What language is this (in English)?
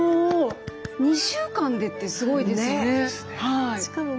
Japanese